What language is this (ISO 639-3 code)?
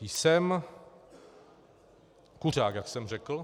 ces